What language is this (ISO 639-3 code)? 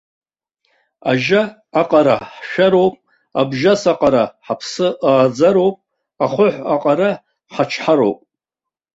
abk